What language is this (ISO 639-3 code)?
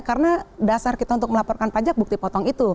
ind